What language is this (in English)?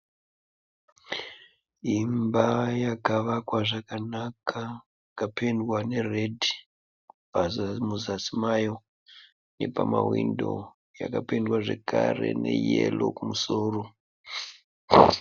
Shona